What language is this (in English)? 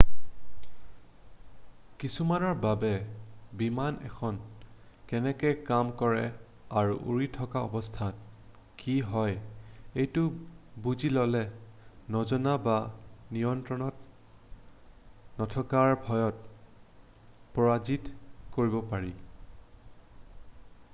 Assamese